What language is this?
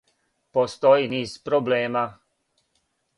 Serbian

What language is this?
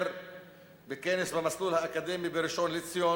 Hebrew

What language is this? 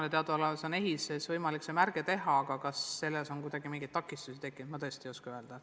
Estonian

